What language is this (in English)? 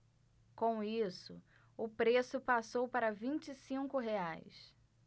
Portuguese